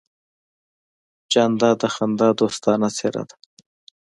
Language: Pashto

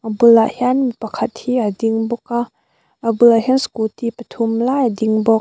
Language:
Mizo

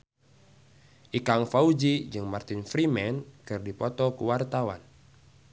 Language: Sundanese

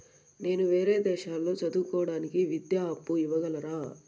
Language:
Telugu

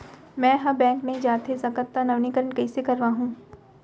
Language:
Chhattisgarhi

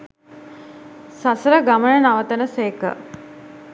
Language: Sinhala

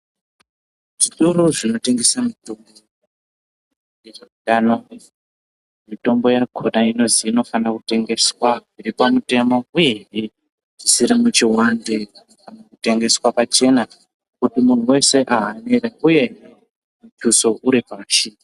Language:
Ndau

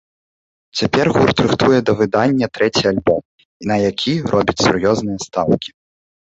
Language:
Belarusian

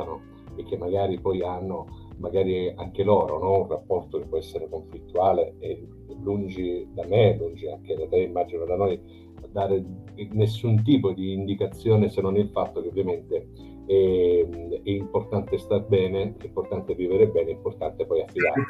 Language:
Italian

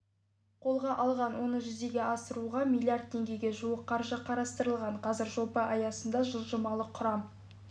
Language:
Kazakh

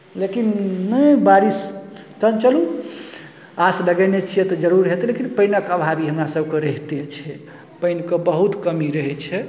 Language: Maithili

